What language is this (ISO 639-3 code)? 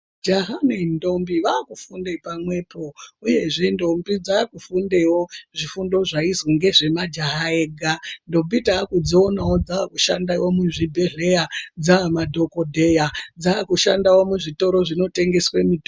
ndc